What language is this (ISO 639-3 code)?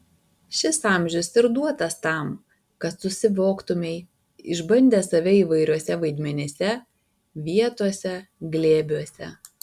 lit